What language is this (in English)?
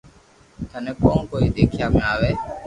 Loarki